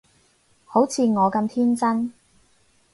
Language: Cantonese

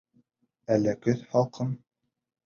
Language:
Bashkir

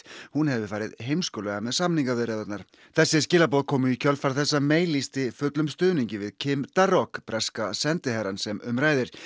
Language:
Icelandic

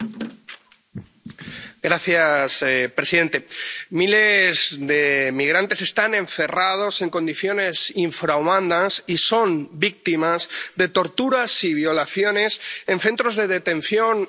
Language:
Spanish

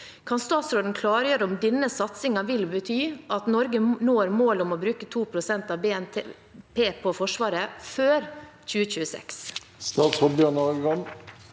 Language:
Norwegian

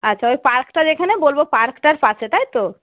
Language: Bangla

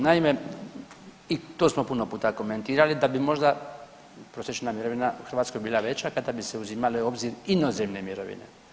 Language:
Croatian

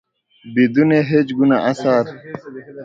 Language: Persian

